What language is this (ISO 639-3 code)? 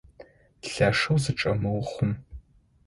ady